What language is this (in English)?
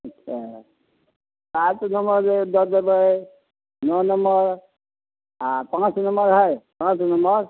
Maithili